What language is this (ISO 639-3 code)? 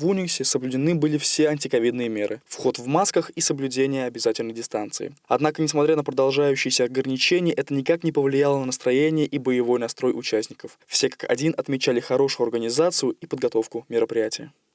rus